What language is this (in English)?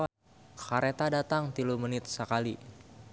Sundanese